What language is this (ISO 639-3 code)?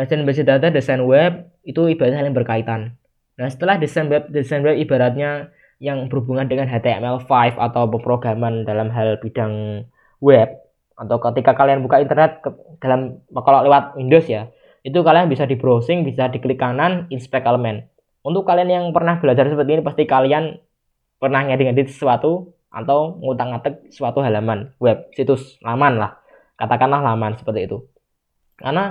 ind